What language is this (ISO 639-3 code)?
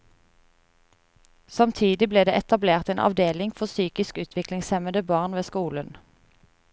nor